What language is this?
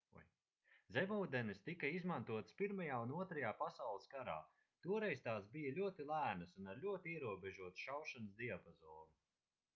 Latvian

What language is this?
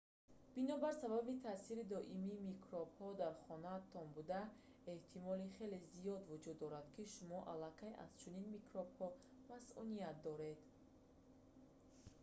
Tajik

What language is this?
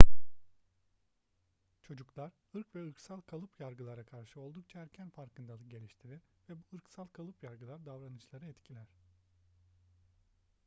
Turkish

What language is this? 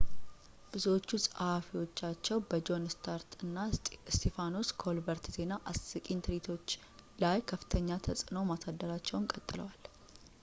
Amharic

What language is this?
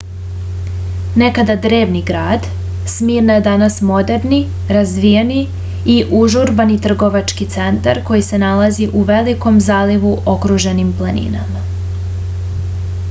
Serbian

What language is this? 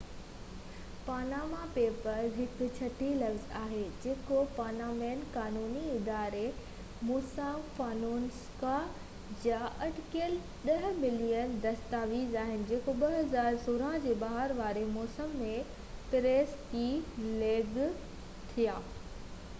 Sindhi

